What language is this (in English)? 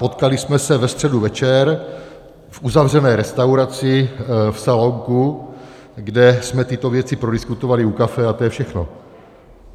Czech